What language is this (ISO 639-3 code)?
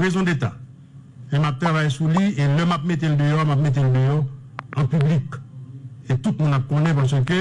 fra